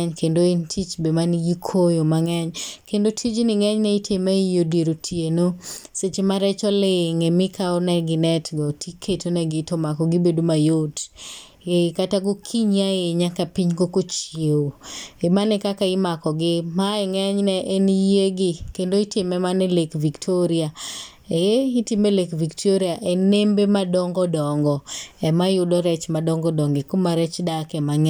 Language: Luo (Kenya and Tanzania)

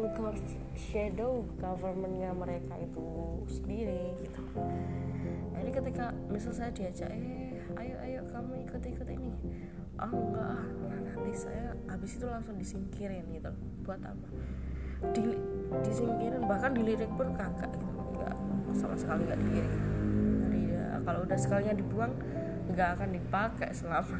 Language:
Indonesian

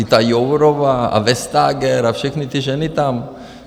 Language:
Czech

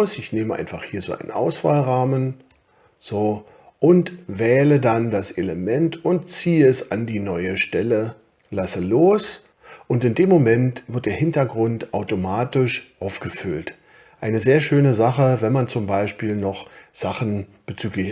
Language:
German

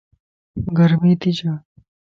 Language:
Lasi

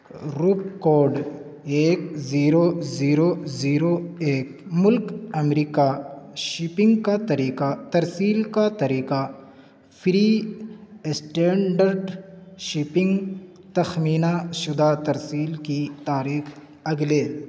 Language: Urdu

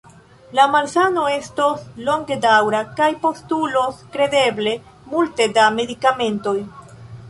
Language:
Esperanto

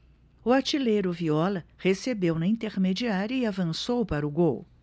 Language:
Portuguese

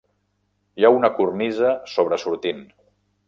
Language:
Catalan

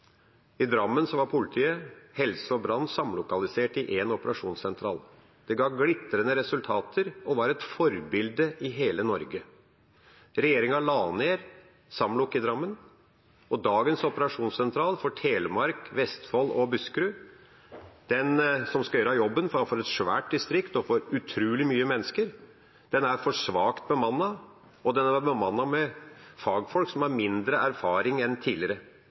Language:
Norwegian Bokmål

